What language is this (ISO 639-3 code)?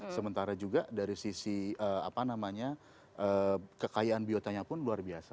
ind